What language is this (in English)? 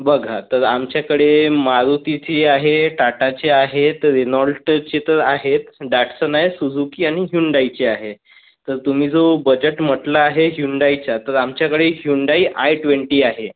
Marathi